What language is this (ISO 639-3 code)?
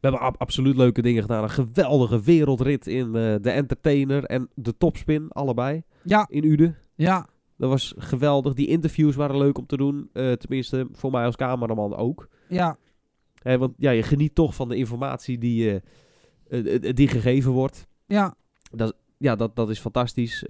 nld